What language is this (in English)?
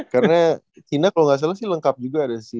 Indonesian